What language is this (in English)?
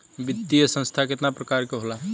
Bhojpuri